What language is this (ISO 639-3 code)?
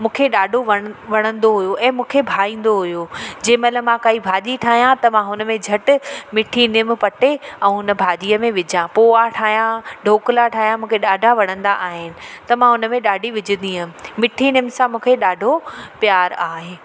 snd